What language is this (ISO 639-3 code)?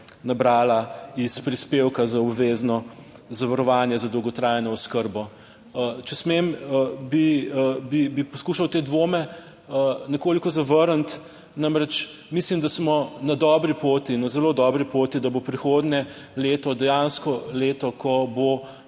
slv